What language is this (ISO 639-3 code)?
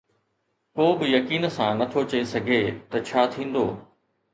snd